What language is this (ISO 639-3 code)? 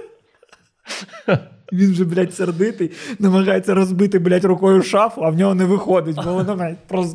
ukr